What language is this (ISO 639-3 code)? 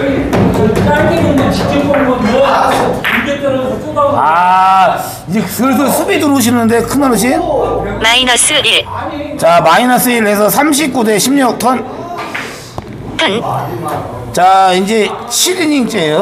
kor